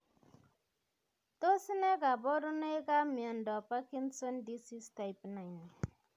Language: Kalenjin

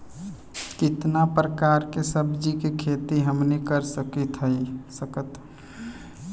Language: Bhojpuri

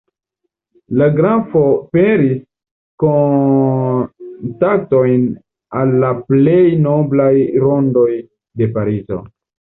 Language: Esperanto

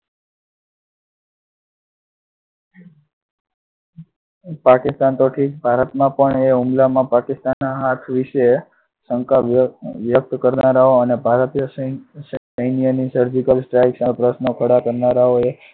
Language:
Gujarati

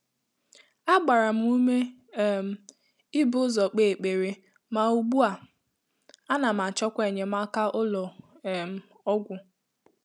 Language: Igbo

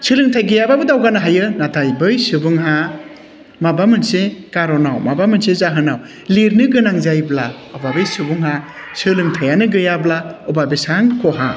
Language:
Bodo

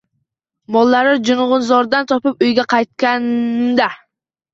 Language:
Uzbek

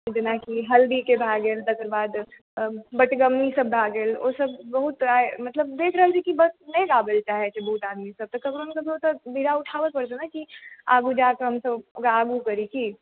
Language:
Maithili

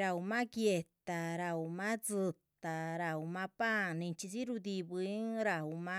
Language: Chichicapan Zapotec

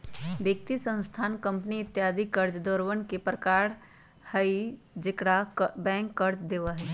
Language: Magahi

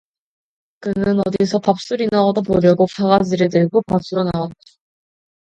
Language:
Korean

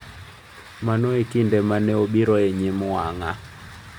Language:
Luo (Kenya and Tanzania)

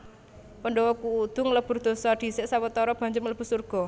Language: Javanese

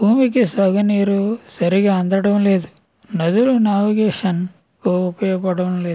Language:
Telugu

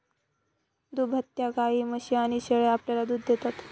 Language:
Marathi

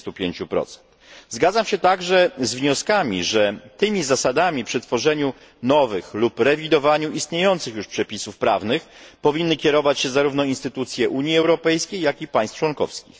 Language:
Polish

